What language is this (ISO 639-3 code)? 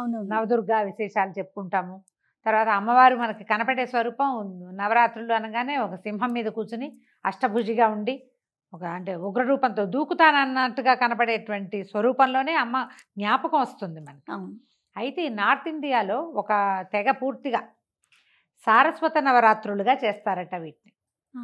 tel